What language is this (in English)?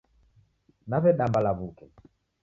Taita